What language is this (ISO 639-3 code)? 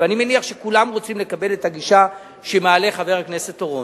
heb